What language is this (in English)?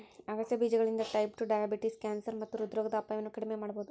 Kannada